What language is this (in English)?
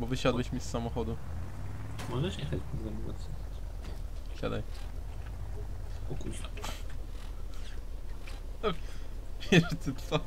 Polish